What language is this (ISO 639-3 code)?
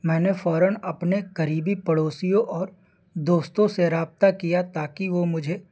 urd